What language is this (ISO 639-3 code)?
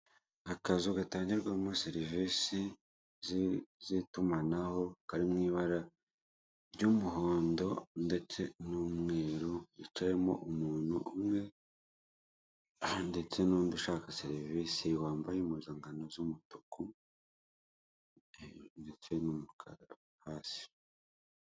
kin